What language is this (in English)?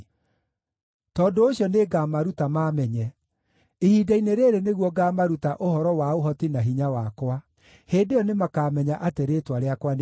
Kikuyu